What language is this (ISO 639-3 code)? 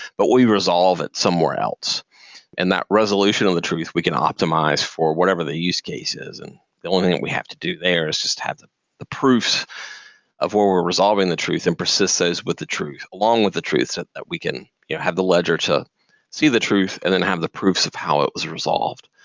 eng